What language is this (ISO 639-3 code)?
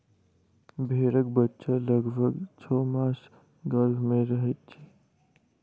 mai